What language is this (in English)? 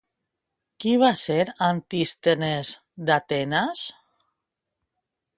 Catalan